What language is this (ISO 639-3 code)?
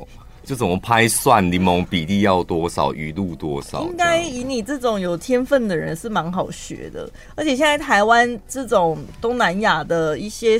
zho